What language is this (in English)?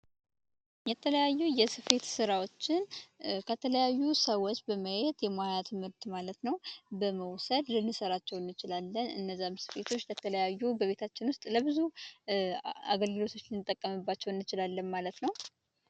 Amharic